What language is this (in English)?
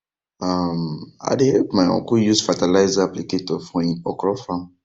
Nigerian Pidgin